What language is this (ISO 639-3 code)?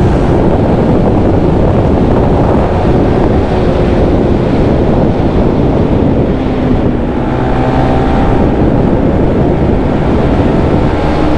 hin